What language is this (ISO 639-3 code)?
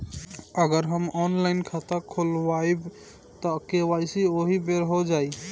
bho